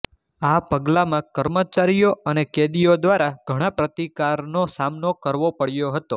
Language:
Gujarati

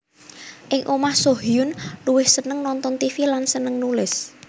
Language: Javanese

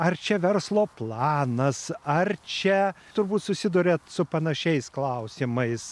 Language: Lithuanian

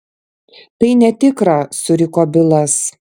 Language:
Lithuanian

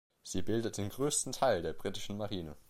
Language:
German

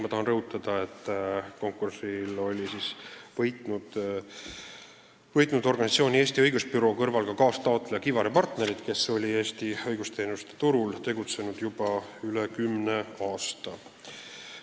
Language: Estonian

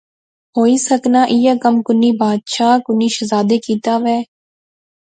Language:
Pahari-Potwari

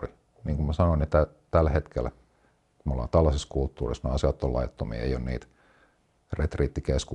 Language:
Finnish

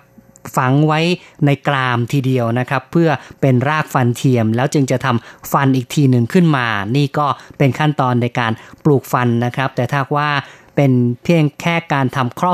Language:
Thai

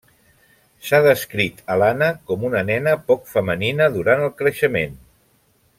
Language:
Catalan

